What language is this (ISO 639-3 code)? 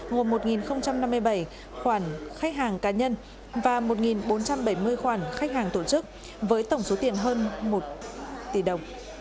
vie